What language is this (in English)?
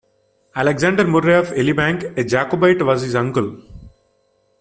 English